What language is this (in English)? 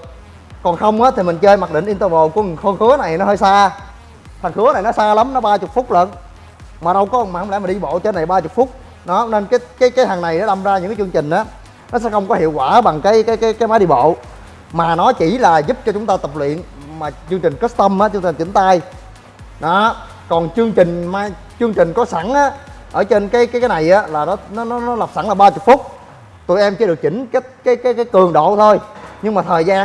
Vietnamese